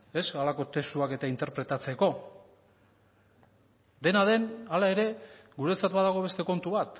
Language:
Basque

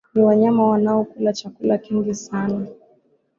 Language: Swahili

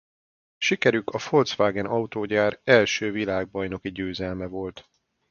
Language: Hungarian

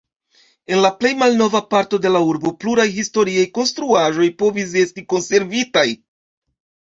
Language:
Esperanto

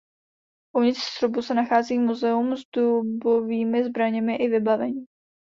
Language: Czech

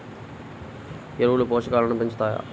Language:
Telugu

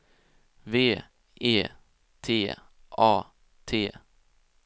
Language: Swedish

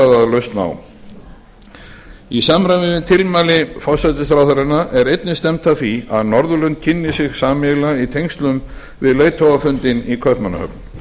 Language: Icelandic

